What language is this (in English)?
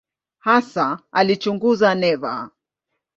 Swahili